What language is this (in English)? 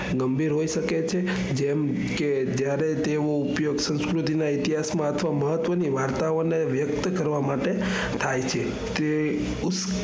Gujarati